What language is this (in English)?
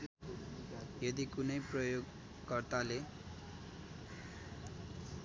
Nepali